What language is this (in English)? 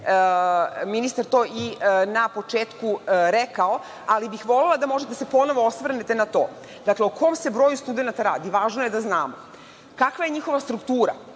Serbian